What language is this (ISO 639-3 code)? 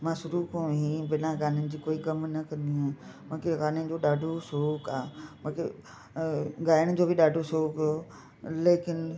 snd